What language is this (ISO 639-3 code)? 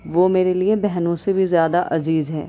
urd